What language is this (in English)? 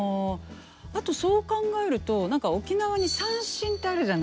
Japanese